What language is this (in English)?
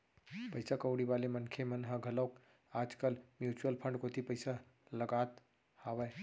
Chhattisgarhi